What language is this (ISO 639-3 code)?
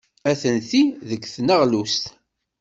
kab